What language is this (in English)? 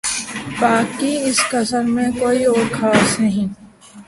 Urdu